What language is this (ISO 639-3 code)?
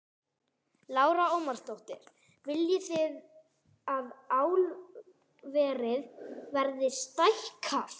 isl